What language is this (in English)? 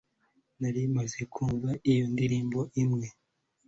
Kinyarwanda